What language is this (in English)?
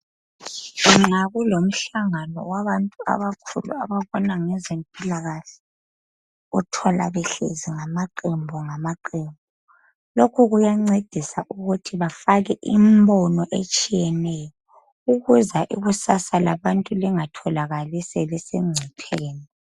North Ndebele